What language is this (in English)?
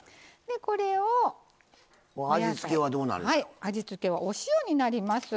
Japanese